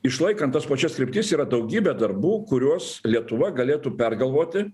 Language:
Lithuanian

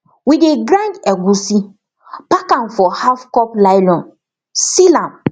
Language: Nigerian Pidgin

